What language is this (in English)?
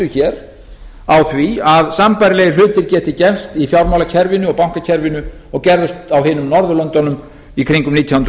Icelandic